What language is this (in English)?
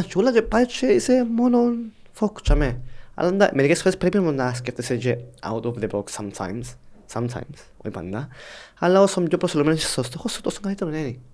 Greek